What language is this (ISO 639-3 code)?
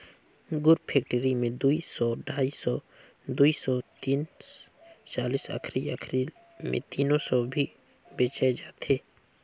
hne